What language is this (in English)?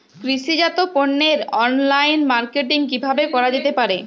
Bangla